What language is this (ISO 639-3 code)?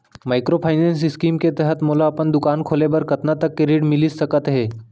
hne